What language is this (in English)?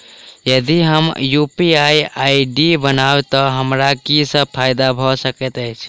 Maithili